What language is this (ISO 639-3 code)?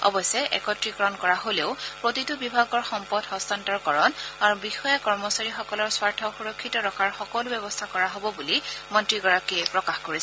asm